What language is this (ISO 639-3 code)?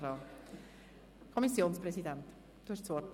gsw